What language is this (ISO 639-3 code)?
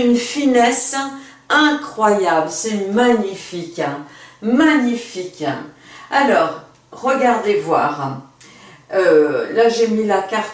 fra